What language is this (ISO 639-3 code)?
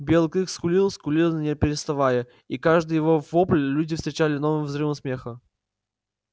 rus